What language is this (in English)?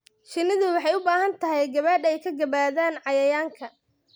Somali